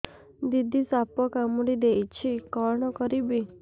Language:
Odia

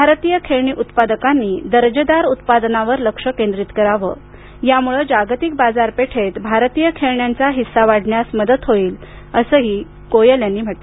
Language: Marathi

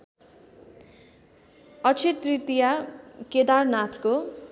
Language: Nepali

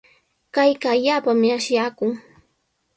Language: Sihuas Ancash Quechua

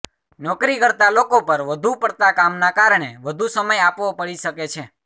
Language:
Gujarati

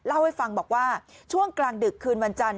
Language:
Thai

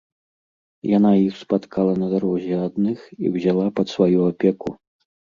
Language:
Belarusian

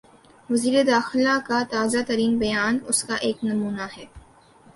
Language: Urdu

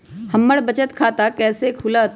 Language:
Magahi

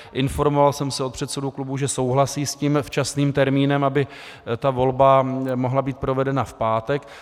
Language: Czech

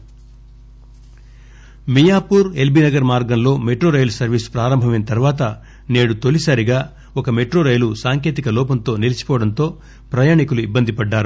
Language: Telugu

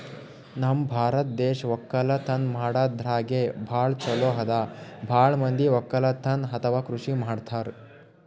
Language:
Kannada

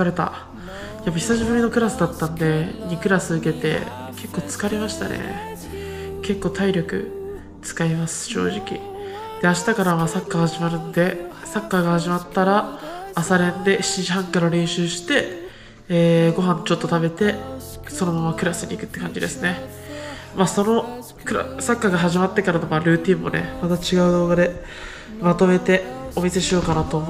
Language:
Japanese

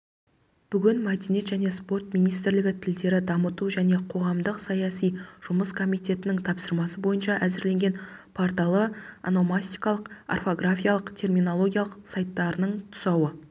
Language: Kazakh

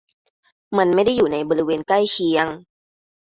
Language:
Thai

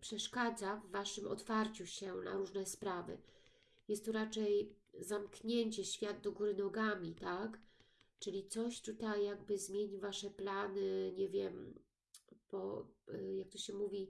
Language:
Polish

